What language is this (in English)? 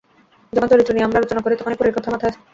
Bangla